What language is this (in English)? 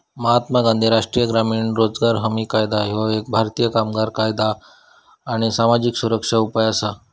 Marathi